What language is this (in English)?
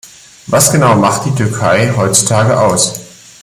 German